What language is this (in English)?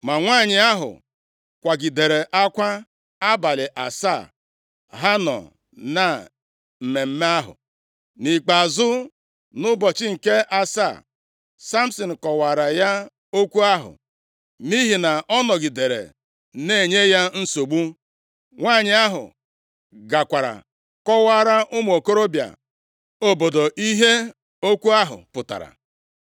Igbo